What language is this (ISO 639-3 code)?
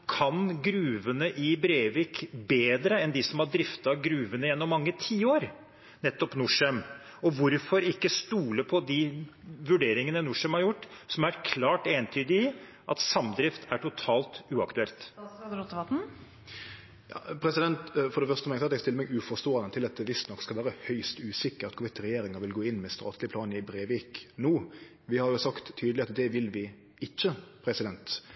nor